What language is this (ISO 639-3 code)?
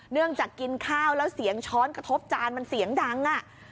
tha